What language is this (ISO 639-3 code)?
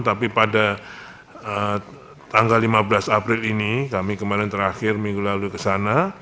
ind